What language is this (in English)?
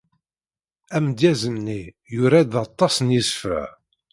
Kabyle